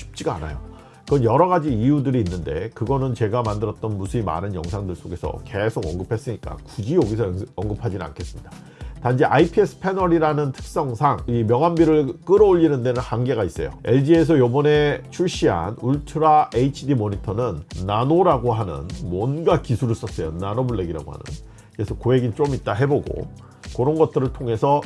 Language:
Korean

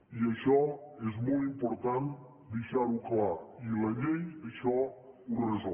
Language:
Catalan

